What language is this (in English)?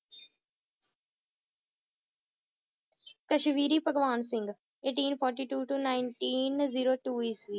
Punjabi